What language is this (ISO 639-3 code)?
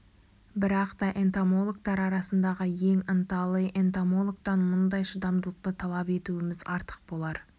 kaz